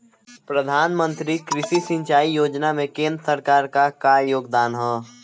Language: Bhojpuri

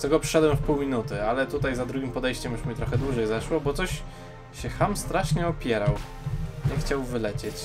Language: Polish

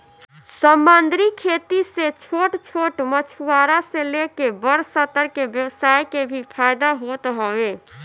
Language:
Bhojpuri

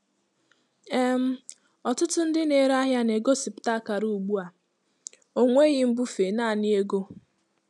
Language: Igbo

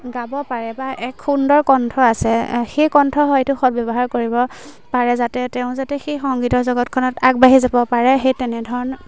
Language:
Assamese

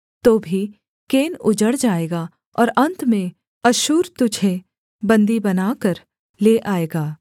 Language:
Hindi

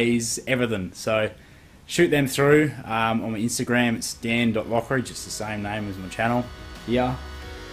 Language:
English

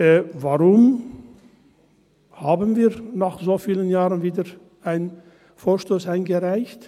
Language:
Swiss German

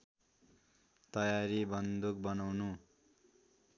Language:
Nepali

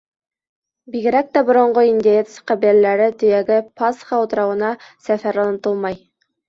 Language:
Bashkir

